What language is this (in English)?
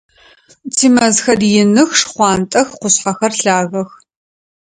Adyghe